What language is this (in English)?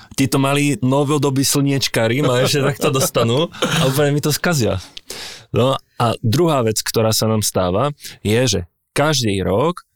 Czech